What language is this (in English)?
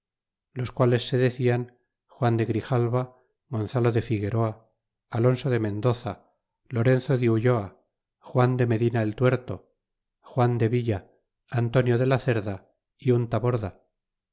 Spanish